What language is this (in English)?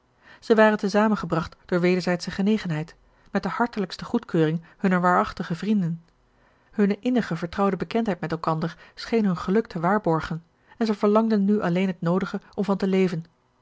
Dutch